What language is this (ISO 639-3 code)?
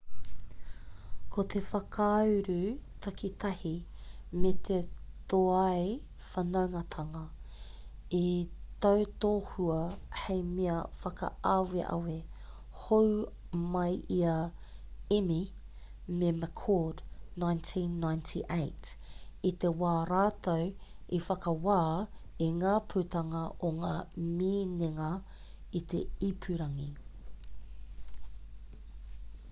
mri